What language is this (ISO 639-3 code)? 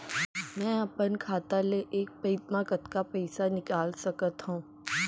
hne